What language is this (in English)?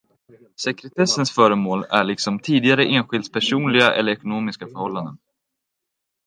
Swedish